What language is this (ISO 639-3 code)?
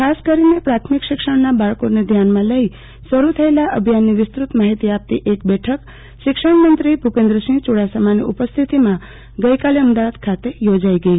guj